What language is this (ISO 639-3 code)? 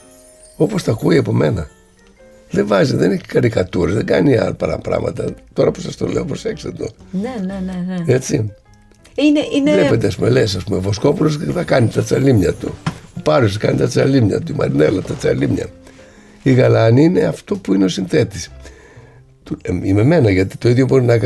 ell